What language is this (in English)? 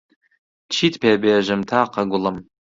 Central Kurdish